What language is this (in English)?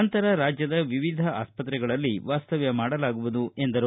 Kannada